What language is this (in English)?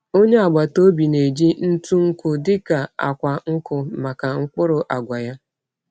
Igbo